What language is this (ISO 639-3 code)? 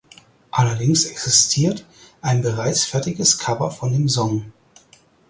deu